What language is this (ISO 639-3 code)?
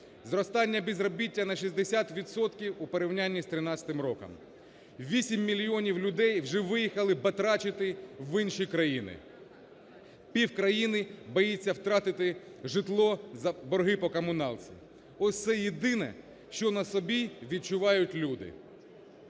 ukr